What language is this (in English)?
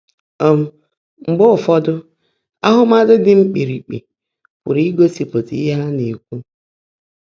Igbo